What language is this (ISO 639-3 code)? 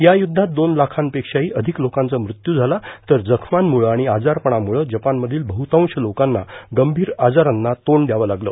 mar